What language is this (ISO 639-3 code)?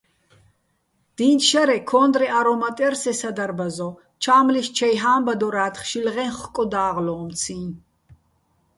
bbl